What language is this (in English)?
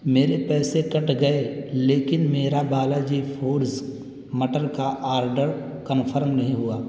Urdu